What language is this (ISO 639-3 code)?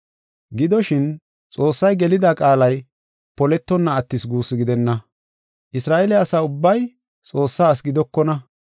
gof